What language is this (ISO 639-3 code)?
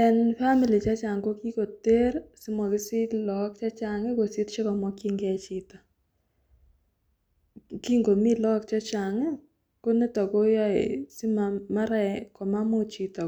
kln